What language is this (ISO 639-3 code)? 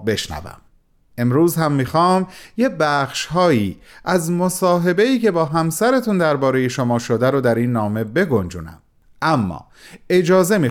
fas